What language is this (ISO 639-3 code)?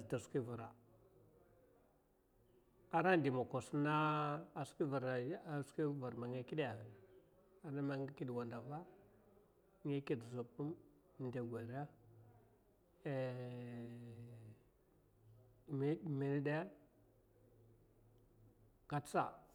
maf